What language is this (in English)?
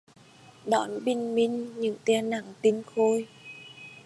Vietnamese